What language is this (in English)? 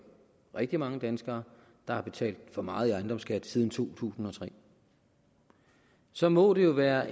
Danish